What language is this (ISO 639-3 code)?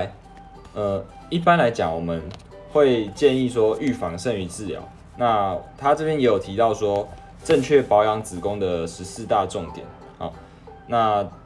zho